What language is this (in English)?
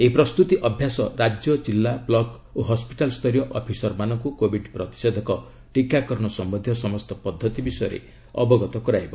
Odia